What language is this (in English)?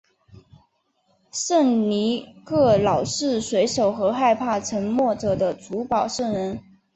Chinese